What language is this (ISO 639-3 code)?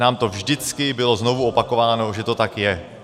ces